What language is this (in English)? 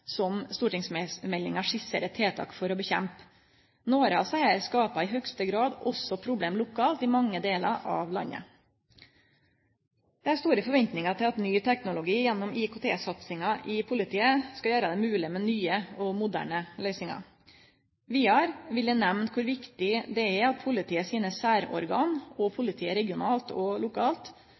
Norwegian Nynorsk